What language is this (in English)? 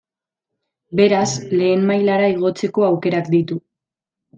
Basque